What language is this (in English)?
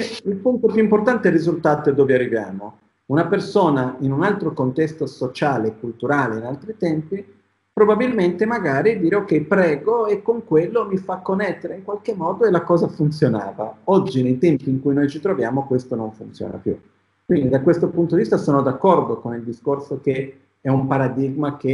Italian